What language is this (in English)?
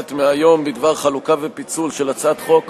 Hebrew